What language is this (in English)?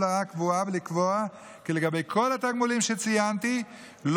Hebrew